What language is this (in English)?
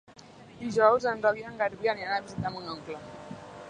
Catalan